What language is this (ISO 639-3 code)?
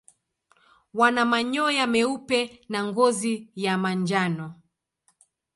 swa